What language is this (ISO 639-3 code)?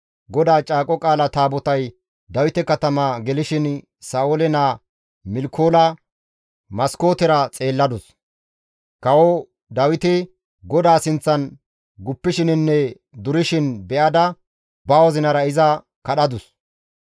gmv